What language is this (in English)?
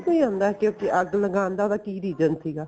Punjabi